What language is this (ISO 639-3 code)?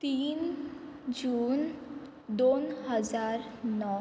kok